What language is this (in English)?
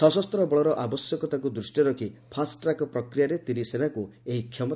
Odia